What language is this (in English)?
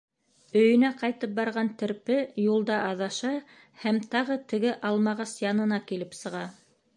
Bashkir